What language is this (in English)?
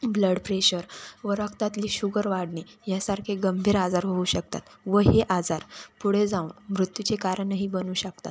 Marathi